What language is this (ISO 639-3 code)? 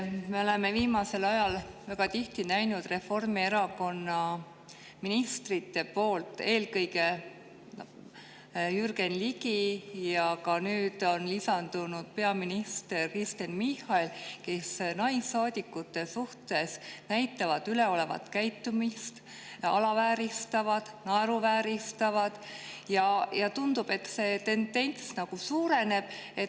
est